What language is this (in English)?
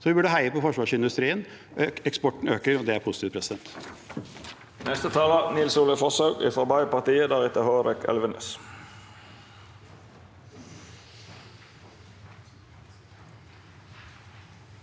Norwegian